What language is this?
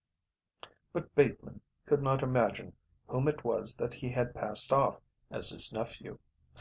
English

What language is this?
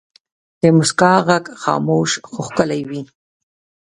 Pashto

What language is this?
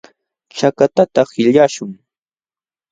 Jauja Wanca Quechua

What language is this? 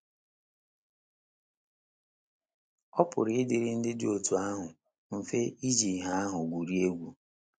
Igbo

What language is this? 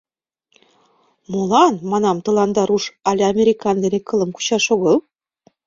Mari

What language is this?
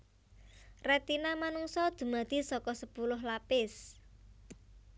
Javanese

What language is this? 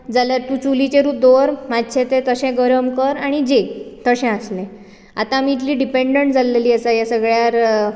Konkani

